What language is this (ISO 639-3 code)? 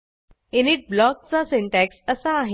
mar